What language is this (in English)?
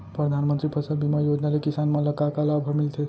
Chhattisgarhi